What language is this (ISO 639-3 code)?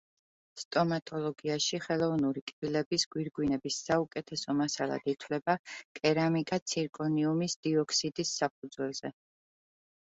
kat